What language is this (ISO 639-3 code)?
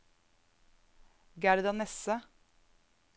nor